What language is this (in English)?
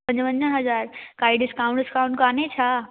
Sindhi